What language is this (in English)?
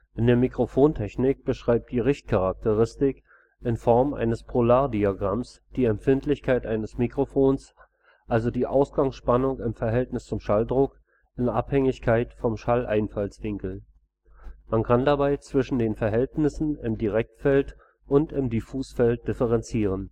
German